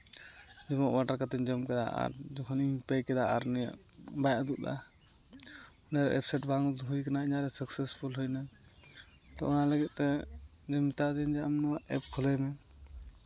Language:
Santali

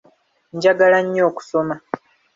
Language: Ganda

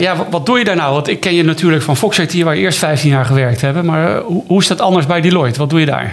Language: Dutch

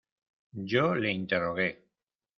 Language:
Spanish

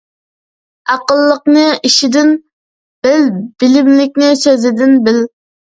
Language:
Uyghur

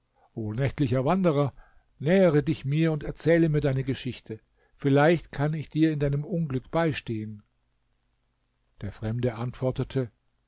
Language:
German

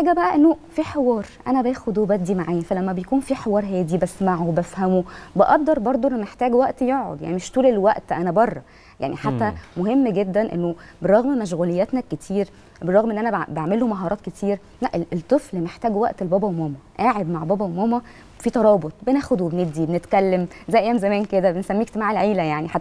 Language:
Arabic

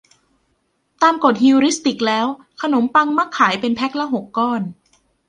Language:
Thai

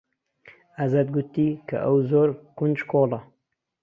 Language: Central Kurdish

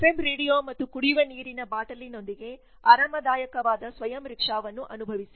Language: Kannada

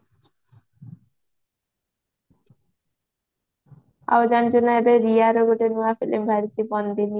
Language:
Odia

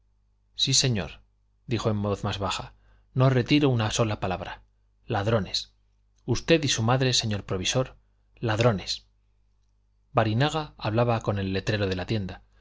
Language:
Spanish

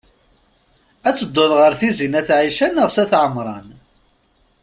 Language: Kabyle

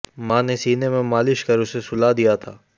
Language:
Hindi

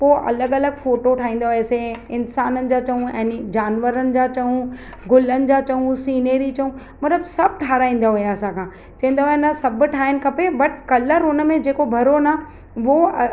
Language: Sindhi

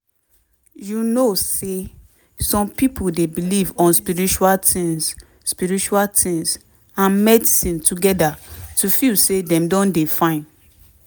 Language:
Nigerian Pidgin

